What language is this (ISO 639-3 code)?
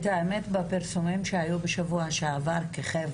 heb